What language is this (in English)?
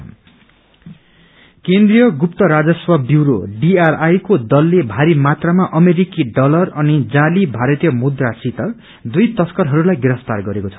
Nepali